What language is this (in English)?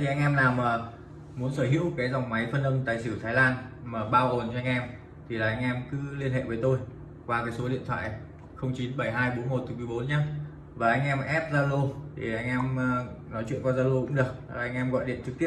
Vietnamese